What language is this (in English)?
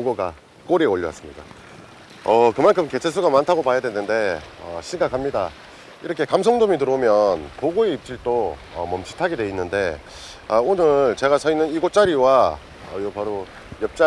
Korean